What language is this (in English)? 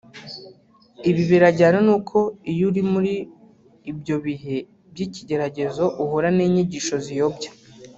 Kinyarwanda